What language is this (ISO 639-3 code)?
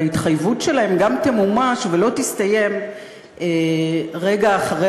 heb